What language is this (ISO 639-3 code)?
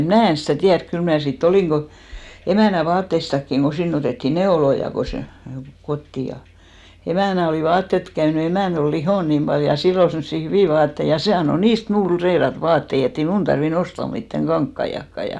fin